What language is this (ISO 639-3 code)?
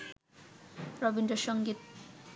ben